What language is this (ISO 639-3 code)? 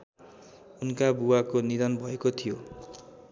nep